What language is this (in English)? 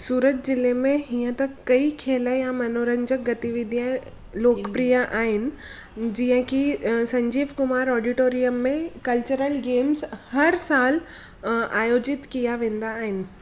Sindhi